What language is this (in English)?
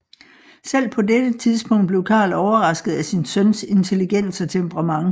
Danish